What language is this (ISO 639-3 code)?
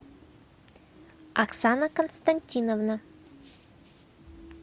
rus